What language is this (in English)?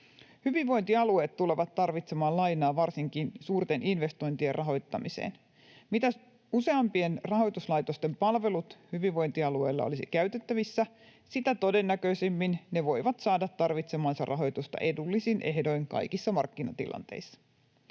Finnish